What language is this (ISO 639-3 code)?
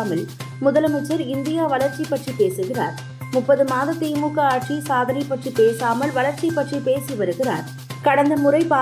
tam